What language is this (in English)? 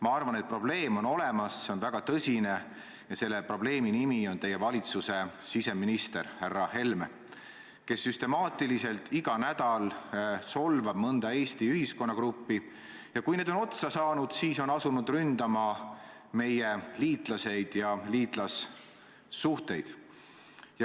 Estonian